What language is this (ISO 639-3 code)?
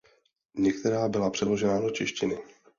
ces